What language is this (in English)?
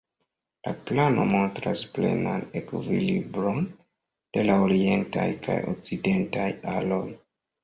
Esperanto